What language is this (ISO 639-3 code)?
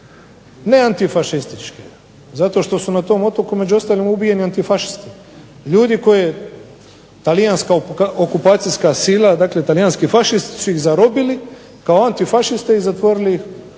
hrv